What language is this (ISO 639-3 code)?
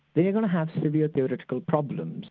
eng